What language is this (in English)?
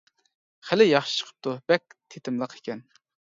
Uyghur